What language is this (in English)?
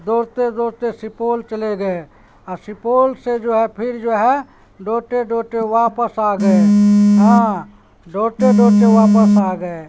Urdu